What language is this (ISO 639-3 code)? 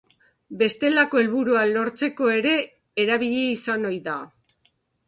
eus